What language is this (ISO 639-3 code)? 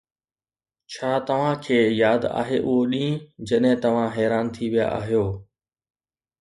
snd